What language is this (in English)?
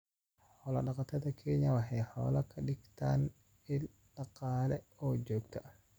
Somali